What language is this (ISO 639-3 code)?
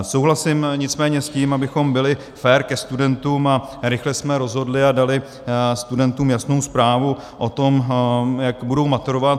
ces